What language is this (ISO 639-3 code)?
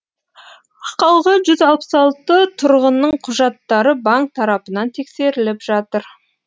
kaz